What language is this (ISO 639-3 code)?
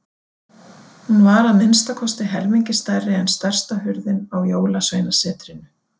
isl